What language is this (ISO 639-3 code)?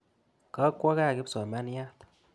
kln